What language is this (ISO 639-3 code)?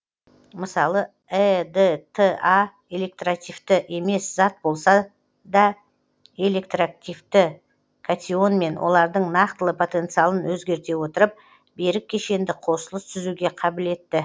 kaz